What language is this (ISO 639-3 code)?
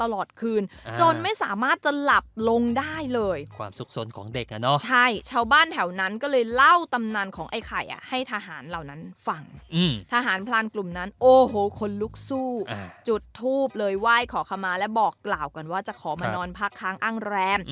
tha